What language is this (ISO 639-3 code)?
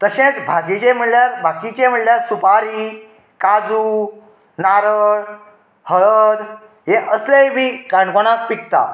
kok